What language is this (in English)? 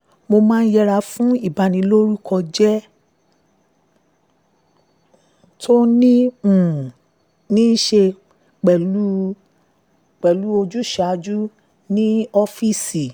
Yoruba